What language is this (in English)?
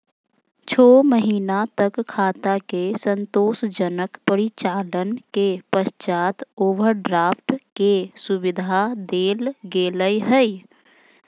Magahi